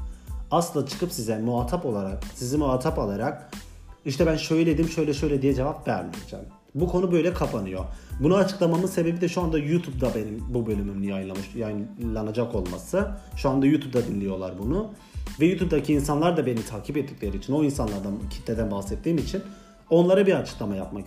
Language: Turkish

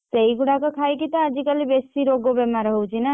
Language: Odia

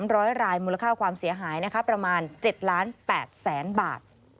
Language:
Thai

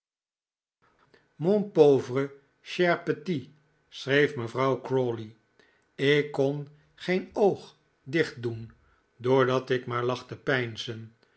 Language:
Dutch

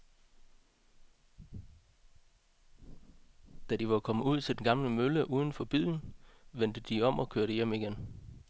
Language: Danish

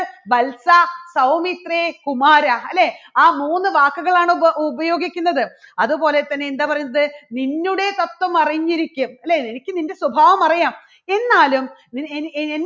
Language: Malayalam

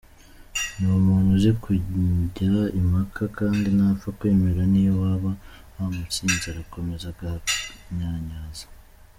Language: Kinyarwanda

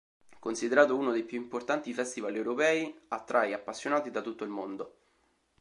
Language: Italian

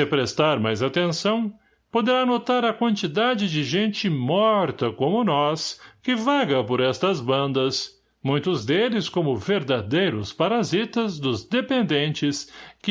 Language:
Portuguese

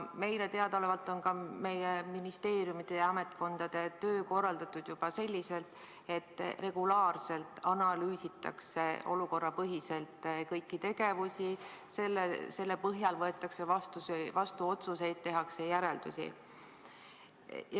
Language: Estonian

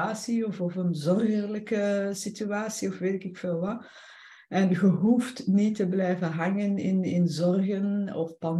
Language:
Dutch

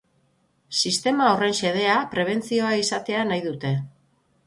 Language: Basque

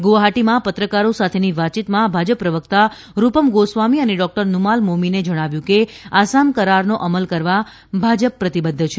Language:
Gujarati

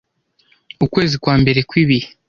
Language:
Kinyarwanda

